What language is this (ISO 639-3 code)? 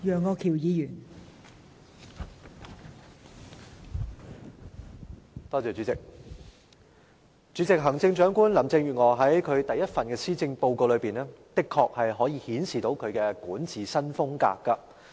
yue